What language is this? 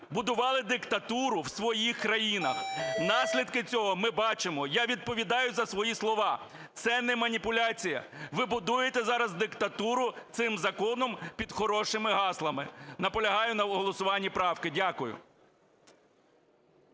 Ukrainian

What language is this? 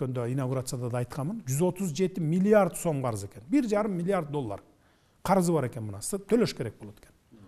Turkish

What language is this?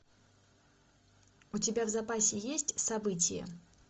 Russian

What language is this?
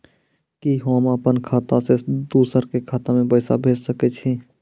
Maithili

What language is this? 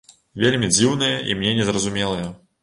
Belarusian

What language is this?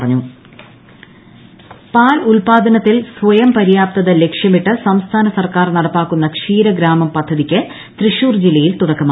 Malayalam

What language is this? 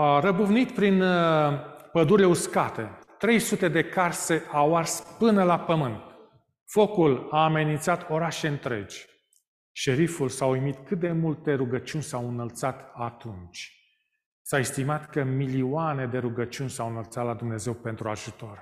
Romanian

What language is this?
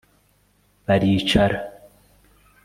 Kinyarwanda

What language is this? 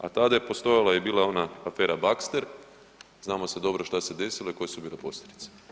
Croatian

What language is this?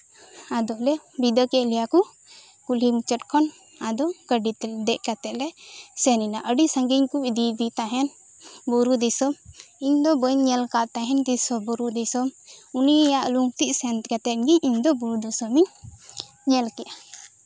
Santali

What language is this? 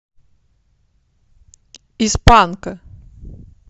Russian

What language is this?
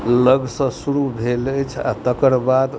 Maithili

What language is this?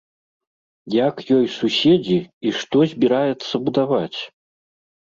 Belarusian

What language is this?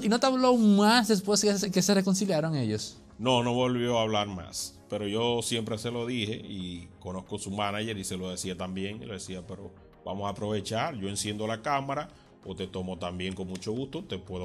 Spanish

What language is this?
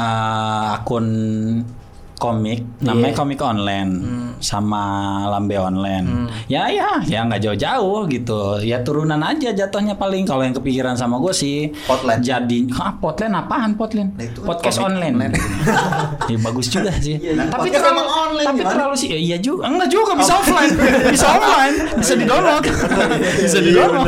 Indonesian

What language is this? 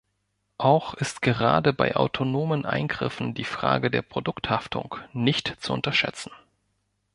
German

